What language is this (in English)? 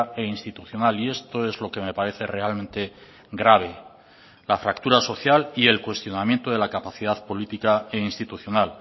Spanish